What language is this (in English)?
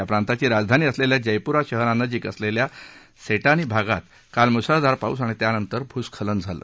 Marathi